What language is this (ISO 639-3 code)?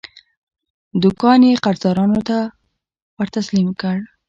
pus